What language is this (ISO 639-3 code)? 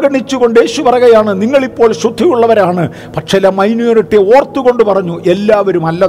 mal